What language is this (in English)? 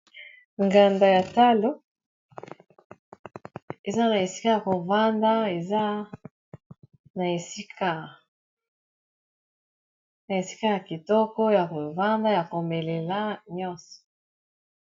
Lingala